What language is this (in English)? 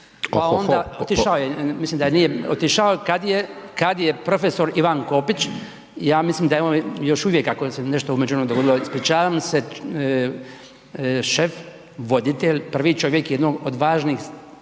Croatian